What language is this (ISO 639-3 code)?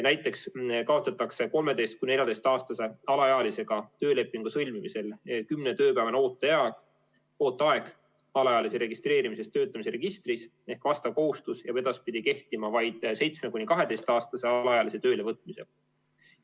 est